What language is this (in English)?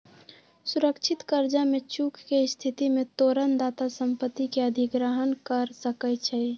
Magahi